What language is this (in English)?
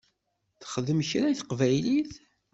Kabyle